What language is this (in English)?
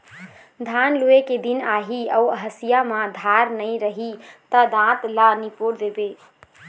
Chhattisgarhi